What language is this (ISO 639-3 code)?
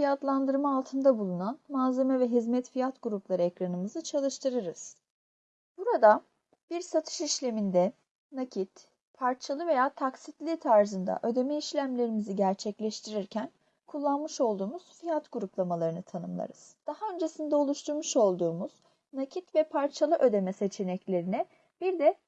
tur